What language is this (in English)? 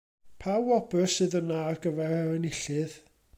Welsh